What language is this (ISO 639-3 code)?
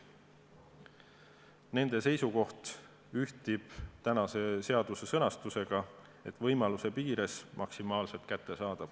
est